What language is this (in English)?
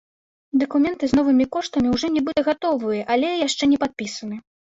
Belarusian